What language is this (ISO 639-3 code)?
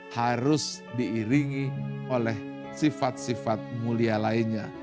ind